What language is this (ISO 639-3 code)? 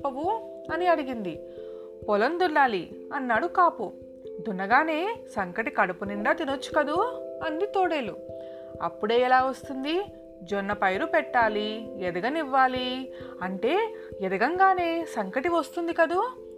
tel